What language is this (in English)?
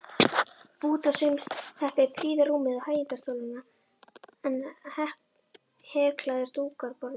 Icelandic